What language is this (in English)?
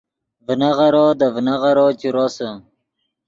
Yidgha